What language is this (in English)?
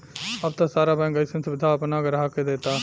Bhojpuri